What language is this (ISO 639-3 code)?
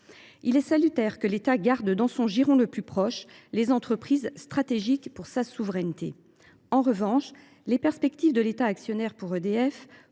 fra